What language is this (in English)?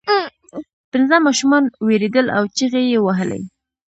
Pashto